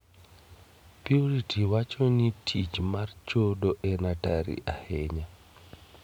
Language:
Luo (Kenya and Tanzania)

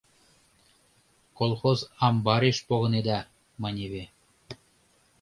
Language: Mari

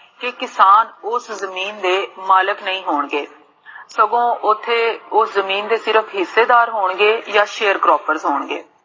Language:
Punjabi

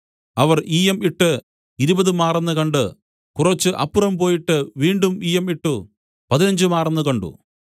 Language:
Malayalam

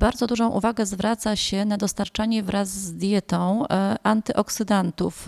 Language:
Polish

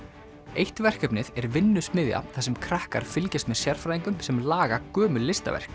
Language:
Icelandic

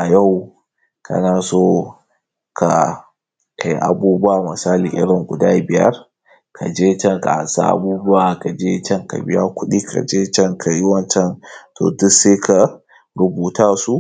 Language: Hausa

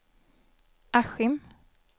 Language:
Swedish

